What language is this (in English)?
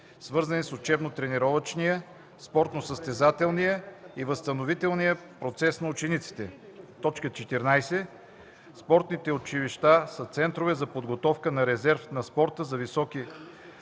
Bulgarian